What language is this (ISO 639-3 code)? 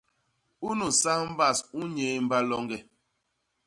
bas